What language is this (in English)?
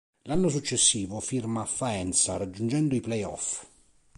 Italian